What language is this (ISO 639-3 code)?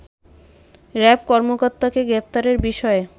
ben